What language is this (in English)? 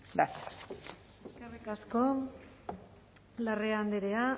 Basque